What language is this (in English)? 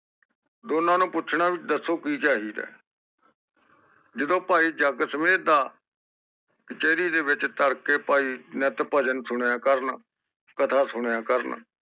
Punjabi